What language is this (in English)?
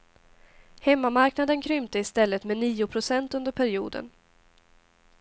Swedish